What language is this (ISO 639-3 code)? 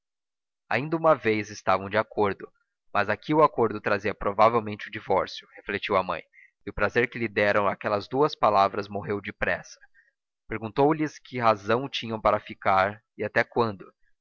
por